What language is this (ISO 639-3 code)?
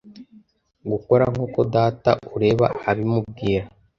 kin